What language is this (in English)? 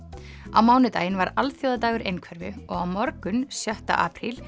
Icelandic